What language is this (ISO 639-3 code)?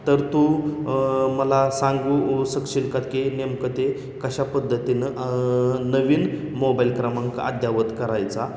mar